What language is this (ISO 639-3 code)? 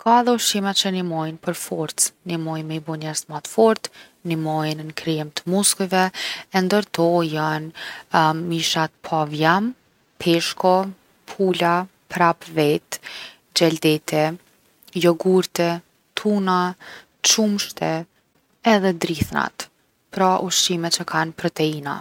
aln